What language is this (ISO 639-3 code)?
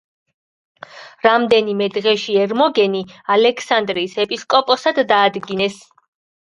kat